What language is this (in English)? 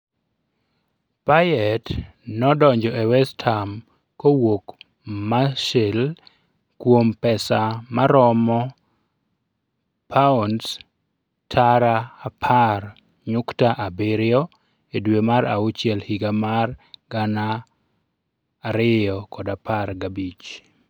Luo (Kenya and Tanzania)